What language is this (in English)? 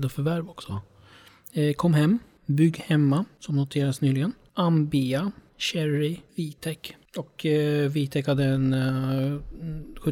Swedish